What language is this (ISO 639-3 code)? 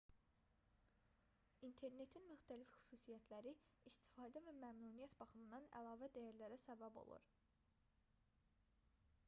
aze